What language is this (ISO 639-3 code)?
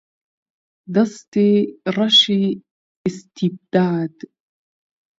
ckb